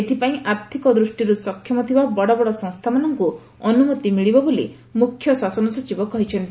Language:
Odia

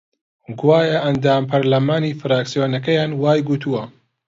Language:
Central Kurdish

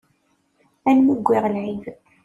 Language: Kabyle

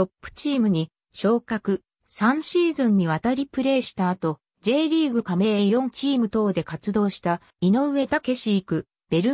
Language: Japanese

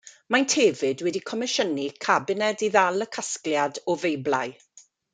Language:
Welsh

